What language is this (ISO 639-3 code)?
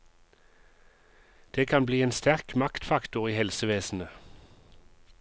nor